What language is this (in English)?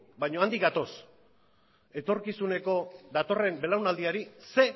Basque